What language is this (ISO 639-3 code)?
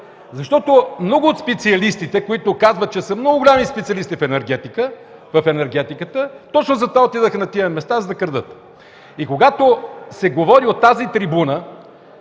bul